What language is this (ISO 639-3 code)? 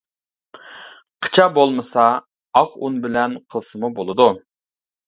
uig